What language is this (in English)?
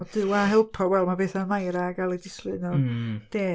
Welsh